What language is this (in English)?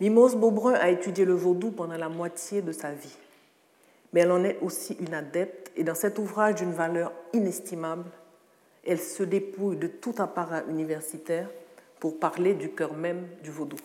French